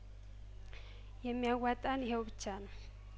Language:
Amharic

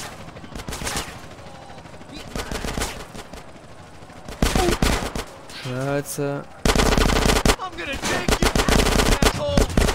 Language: German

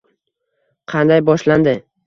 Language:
Uzbek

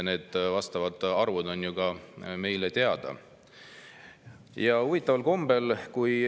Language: Estonian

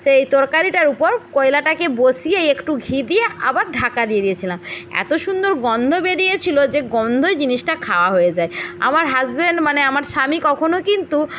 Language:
Bangla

